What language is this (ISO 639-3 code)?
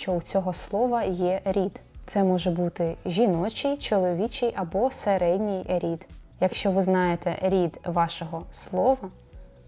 ukr